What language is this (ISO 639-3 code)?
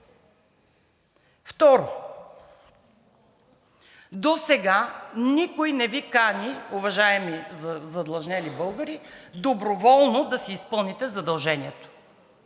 bul